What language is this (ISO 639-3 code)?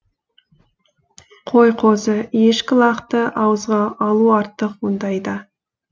kaz